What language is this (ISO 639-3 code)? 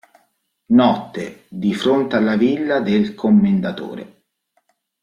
ita